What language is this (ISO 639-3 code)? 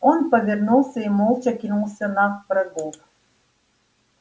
rus